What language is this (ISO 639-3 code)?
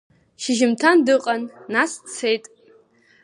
abk